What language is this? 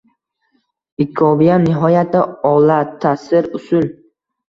Uzbek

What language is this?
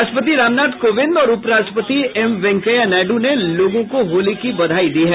Hindi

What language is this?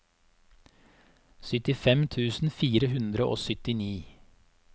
Norwegian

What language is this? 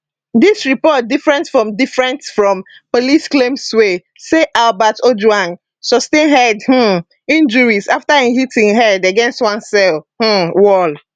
Nigerian Pidgin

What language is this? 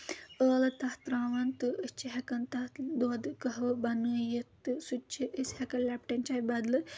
Kashmiri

